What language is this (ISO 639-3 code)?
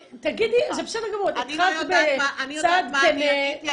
heb